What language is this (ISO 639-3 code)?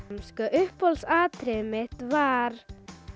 isl